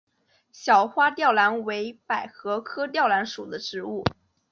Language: Chinese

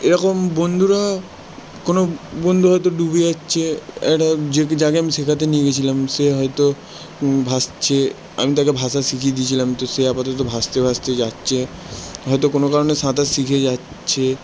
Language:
Bangla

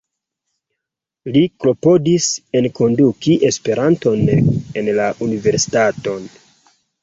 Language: Esperanto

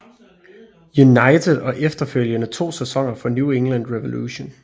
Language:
Danish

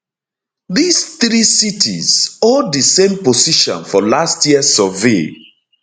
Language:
Nigerian Pidgin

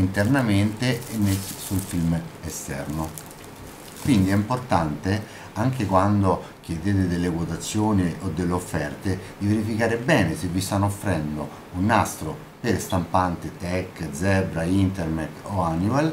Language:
Italian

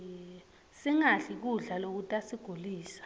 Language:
Swati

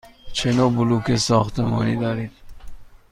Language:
Persian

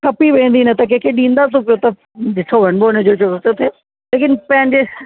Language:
Sindhi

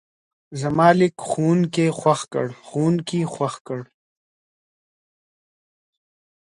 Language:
Pashto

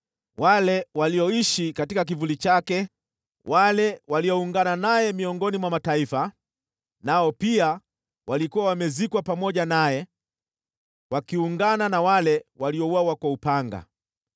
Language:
Swahili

